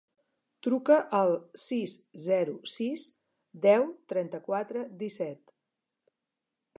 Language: Catalan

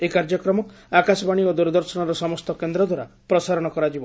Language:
Odia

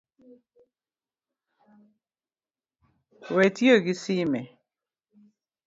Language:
Luo (Kenya and Tanzania)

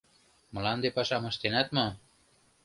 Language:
Mari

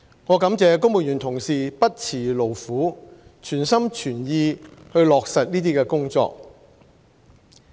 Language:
Cantonese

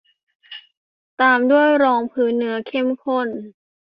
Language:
Thai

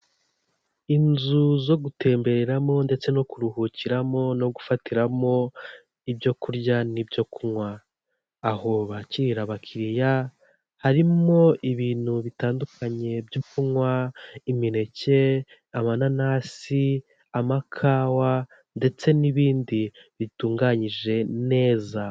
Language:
Kinyarwanda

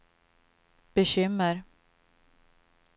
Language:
Swedish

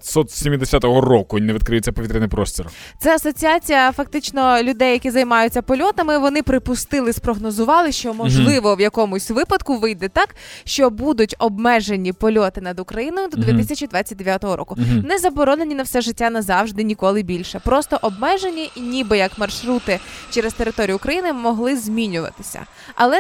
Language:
Ukrainian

